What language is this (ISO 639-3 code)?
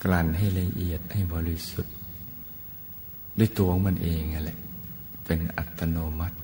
tha